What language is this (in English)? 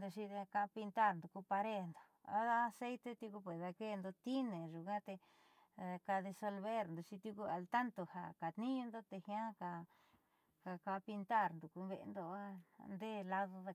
Southeastern Nochixtlán Mixtec